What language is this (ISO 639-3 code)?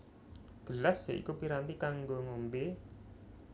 jav